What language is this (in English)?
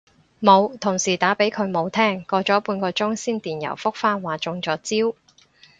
Cantonese